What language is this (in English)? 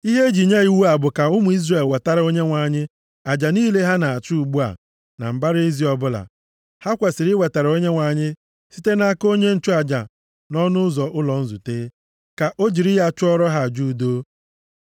Igbo